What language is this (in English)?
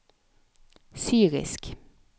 Norwegian